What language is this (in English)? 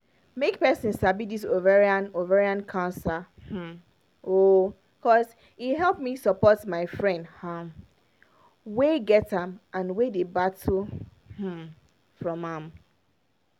Nigerian Pidgin